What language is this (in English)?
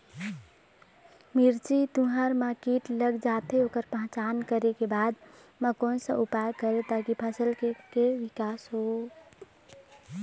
Chhattisgarhi